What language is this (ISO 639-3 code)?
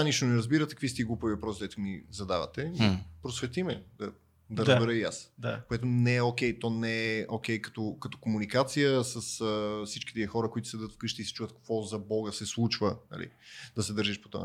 bul